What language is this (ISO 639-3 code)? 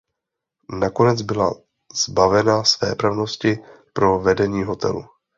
ces